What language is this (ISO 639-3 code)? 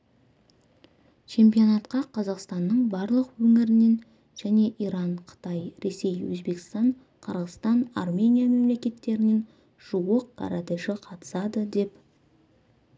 kaz